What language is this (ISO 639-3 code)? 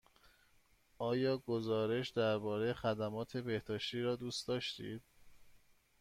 fas